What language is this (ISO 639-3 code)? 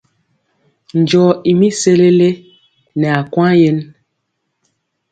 mcx